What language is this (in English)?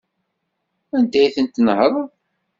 Kabyle